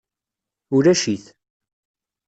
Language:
Kabyle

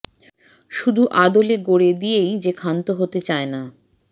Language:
Bangla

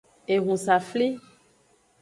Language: Aja (Benin)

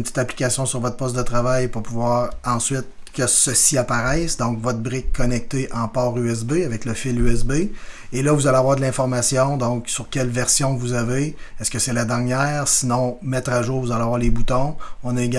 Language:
French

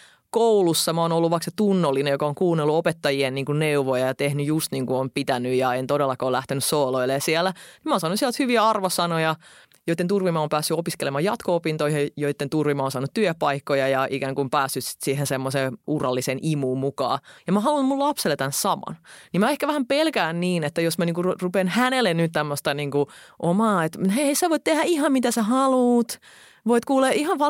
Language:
Finnish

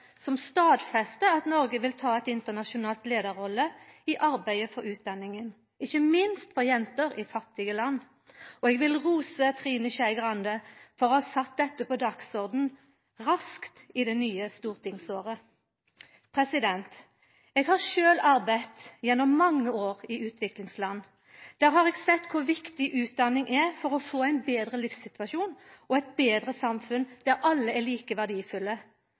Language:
Norwegian Nynorsk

